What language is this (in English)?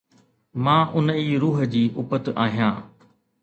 Sindhi